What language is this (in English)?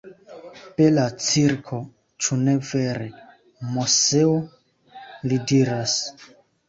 Esperanto